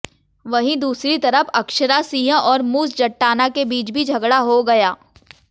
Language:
Hindi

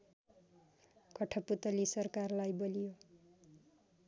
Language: Nepali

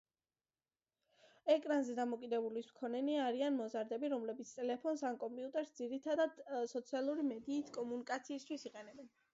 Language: Georgian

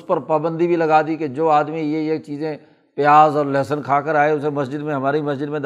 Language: Urdu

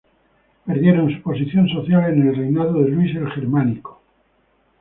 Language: Spanish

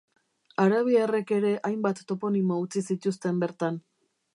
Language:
Basque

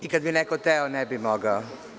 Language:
Serbian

